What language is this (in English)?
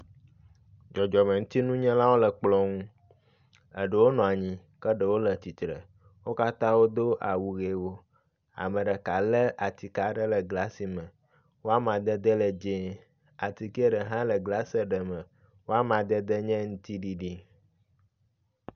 Ewe